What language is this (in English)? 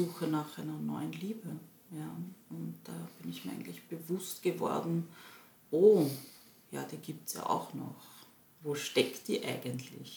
German